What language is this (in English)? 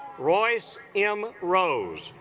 English